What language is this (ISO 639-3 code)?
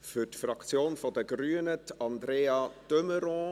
gsw